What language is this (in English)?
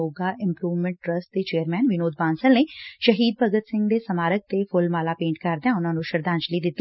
Punjabi